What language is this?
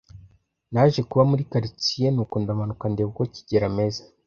Kinyarwanda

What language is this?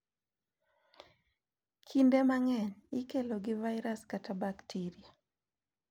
Luo (Kenya and Tanzania)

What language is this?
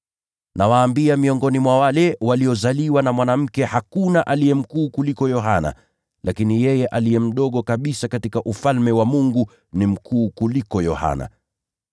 Swahili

